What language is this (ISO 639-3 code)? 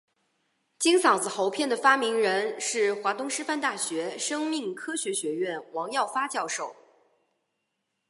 zho